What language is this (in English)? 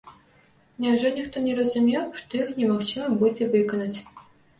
Belarusian